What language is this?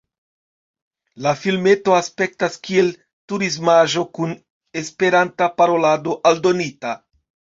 Esperanto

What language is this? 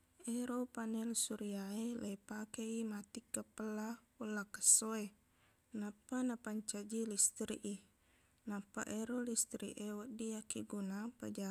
Buginese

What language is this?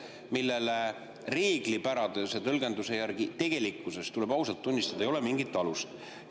Estonian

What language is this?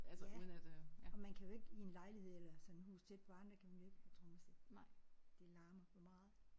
Danish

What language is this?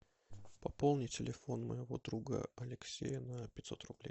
Russian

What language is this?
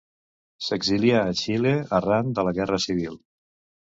Catalan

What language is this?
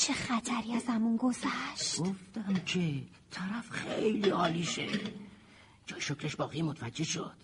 Persian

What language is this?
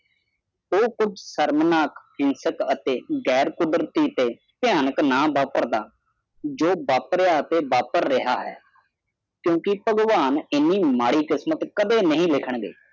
Punjabi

